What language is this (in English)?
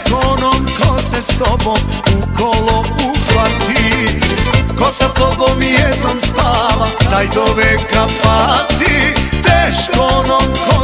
Thai